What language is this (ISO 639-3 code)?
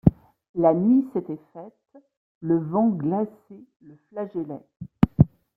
fra